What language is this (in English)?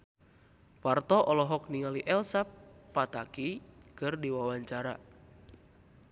Sundanese